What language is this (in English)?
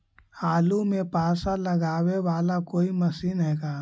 Magahi